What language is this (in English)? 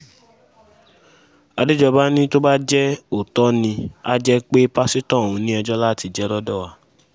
Yoruba